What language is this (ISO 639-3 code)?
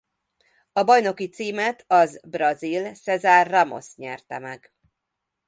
hun